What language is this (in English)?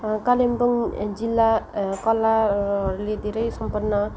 Nepali